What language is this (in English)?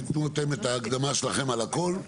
Hebrew